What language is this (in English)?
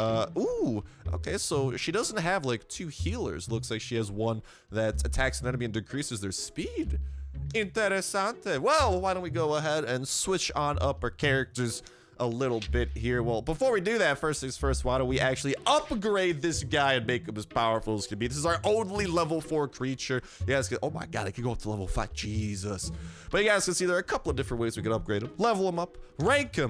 English